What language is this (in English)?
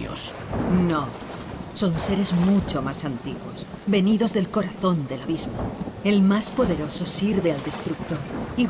Spanish